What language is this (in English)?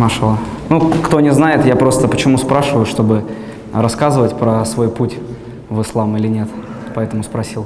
Russian